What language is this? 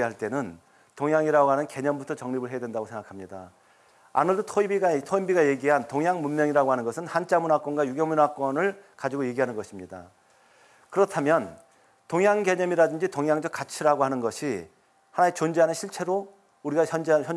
Korean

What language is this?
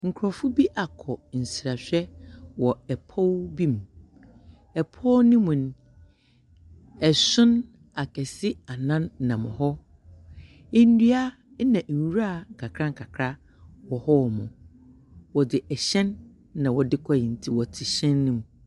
Akan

